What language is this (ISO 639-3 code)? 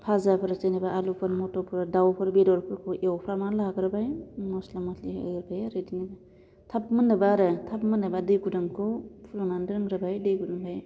brx